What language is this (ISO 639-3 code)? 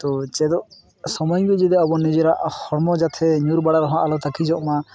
sat